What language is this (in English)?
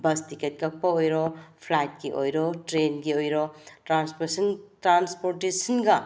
Manipuri